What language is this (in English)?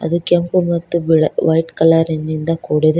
Kannada